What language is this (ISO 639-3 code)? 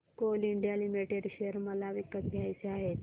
mar